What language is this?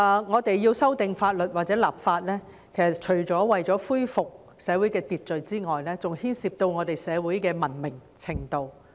Cantonese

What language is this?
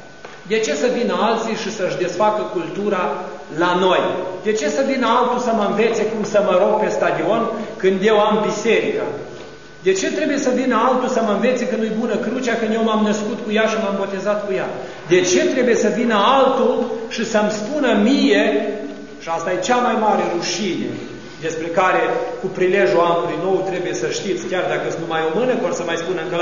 Romanian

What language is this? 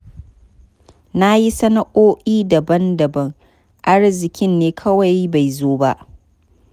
Hausa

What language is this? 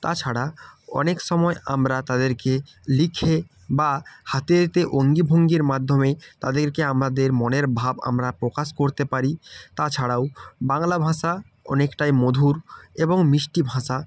Bangla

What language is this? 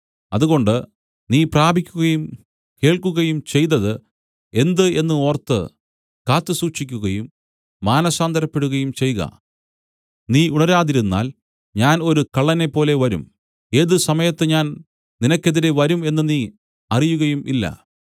Malayalam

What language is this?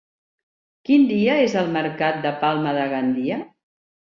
Catalan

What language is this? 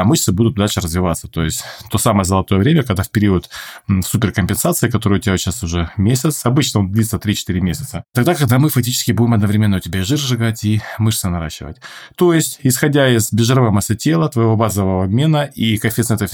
Russian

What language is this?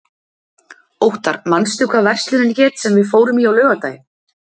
Icelandic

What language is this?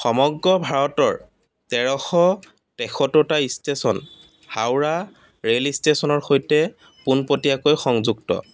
Assamese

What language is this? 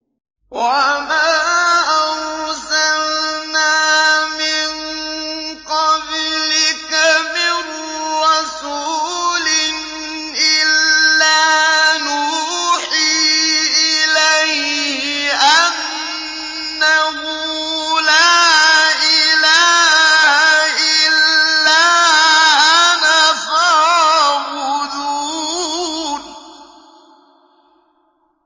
Arabic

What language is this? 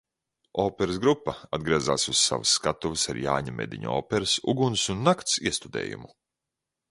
Latvian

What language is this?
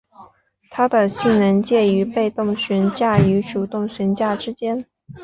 Chinese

